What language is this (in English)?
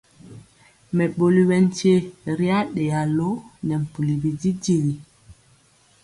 Mpiemo